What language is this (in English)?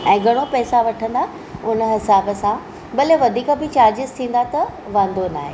Sindhi